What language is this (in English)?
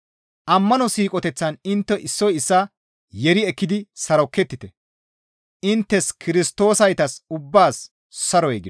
Gamo